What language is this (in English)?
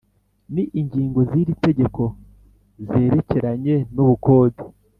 Kinyarwanda